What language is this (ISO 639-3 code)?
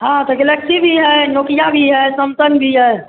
hin